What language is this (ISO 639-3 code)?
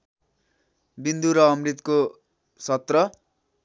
nep